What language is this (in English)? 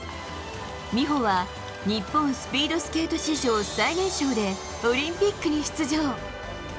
Japanese